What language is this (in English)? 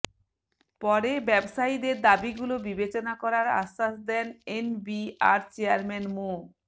Bangla